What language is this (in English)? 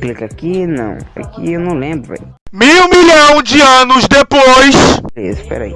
Portuguese